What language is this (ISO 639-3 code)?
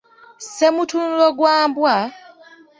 lug